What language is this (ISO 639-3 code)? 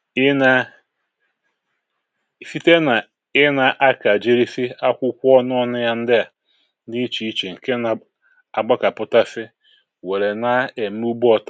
ibo